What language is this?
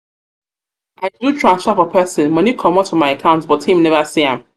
Nigerian Pidgin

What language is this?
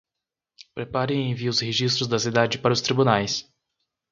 Portuguese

